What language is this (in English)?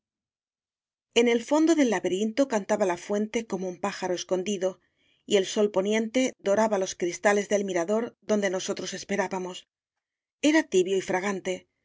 Spanish